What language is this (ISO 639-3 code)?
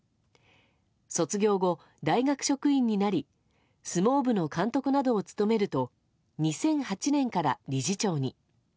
jpn